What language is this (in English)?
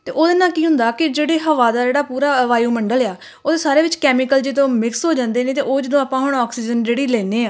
Punjabi